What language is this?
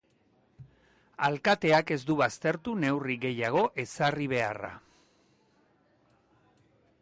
Basque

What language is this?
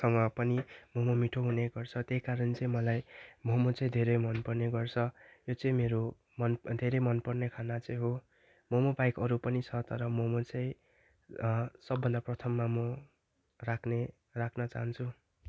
Nepali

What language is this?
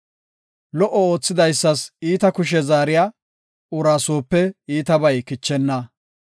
Gofa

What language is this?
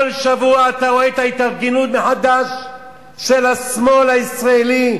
Hebrew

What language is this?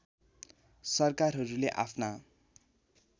Nepali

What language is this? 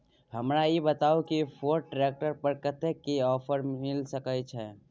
Maithili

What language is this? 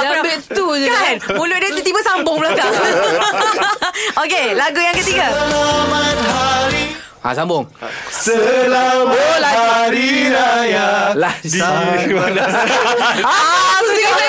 Malay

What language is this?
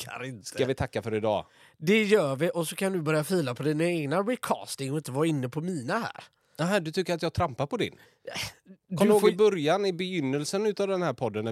Swedish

